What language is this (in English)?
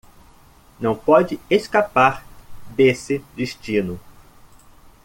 Portuguese